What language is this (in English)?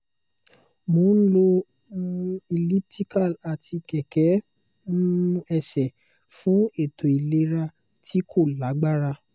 Yoruba